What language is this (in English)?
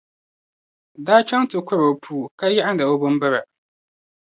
Dagbani